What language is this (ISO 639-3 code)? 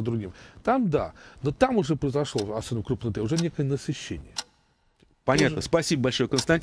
rus